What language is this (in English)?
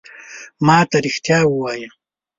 Pashto